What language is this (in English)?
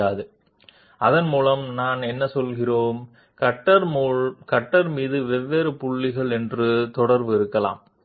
Telugu